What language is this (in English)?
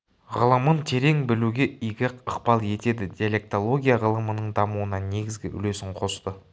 Kazakh